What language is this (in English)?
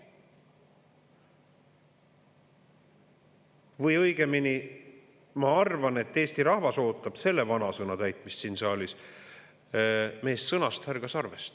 Estonian